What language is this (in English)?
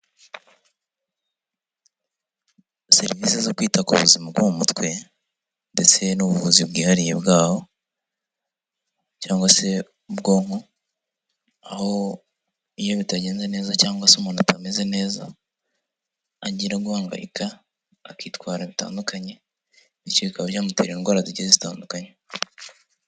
Kinyarwanda